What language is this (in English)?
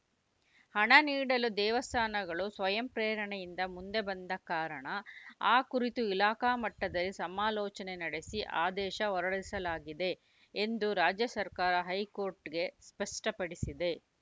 Kannada